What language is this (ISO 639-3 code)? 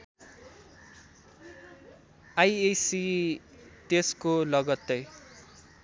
nep